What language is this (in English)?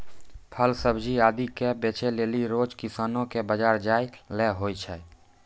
Maithili